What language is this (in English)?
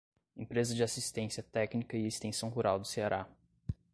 Portuguese